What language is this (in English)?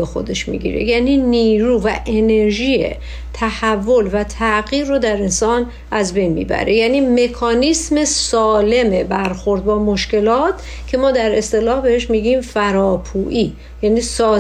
Persian